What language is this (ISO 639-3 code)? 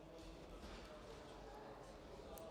ces